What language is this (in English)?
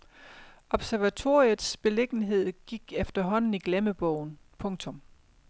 Danish